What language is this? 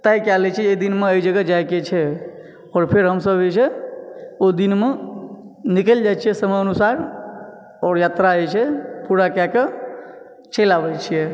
Maithili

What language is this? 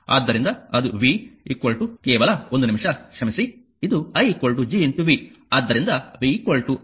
Kannada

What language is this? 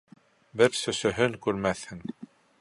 Bashkir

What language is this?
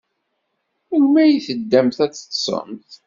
Kabyle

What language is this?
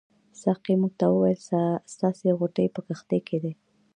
Pashto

